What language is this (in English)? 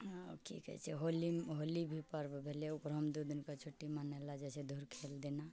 Maithili